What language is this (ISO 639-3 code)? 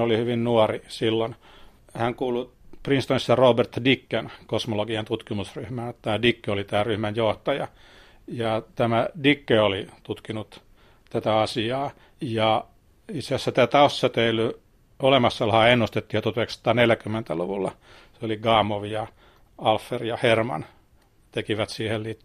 fin